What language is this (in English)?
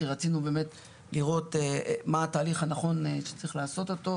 Hebrew